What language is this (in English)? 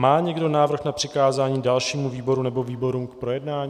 Czech